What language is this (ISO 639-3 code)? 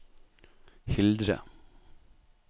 nor